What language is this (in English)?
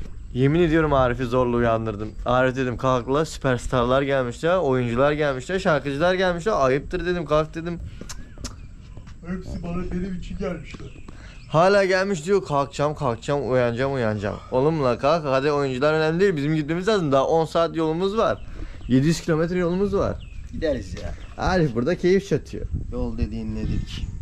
Turkish